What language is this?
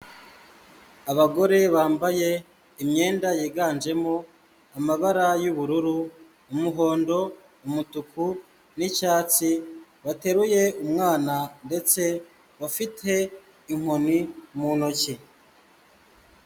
Kinyarwanda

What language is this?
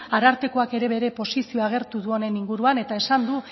Basque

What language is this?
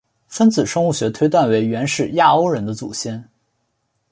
Chinese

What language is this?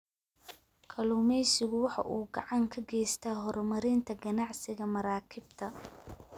Somali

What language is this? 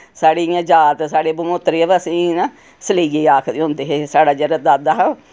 Dogri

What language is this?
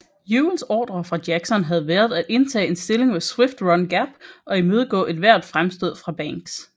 Danish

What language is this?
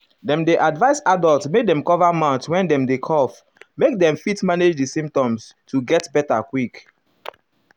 Nigerian Pidgin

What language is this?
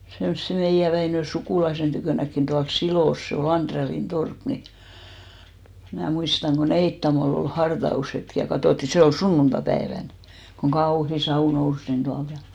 Finnish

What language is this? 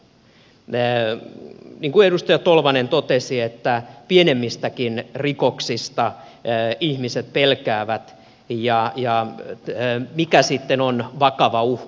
Finnish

